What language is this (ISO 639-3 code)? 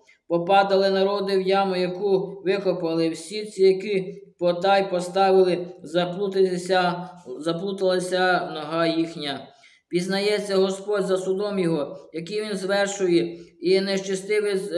ukr